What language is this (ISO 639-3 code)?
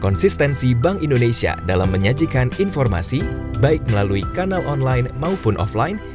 ind